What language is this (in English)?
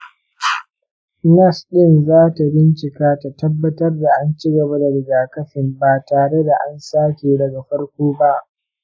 Hausa